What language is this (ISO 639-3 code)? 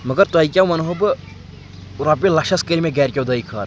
kas